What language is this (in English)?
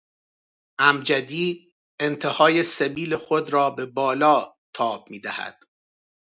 Persian